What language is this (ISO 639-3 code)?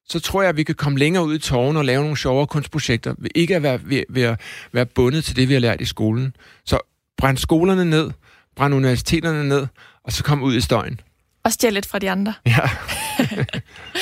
dan